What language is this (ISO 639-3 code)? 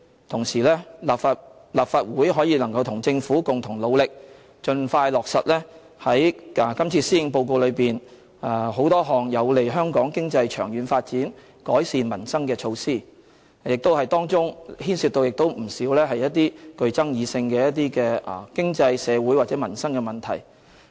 yue